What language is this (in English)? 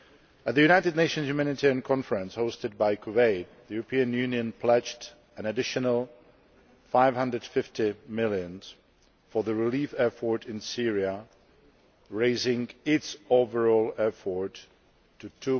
English